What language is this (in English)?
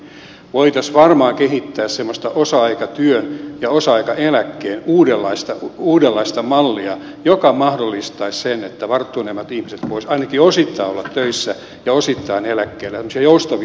Finnish